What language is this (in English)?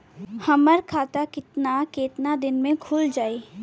Bhojpuri